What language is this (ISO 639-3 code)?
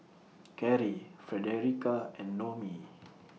eng